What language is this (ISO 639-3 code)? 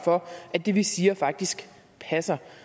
dan